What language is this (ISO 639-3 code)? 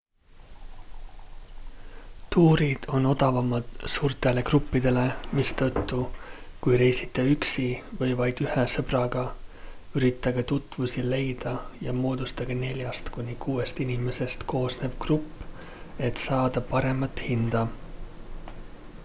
est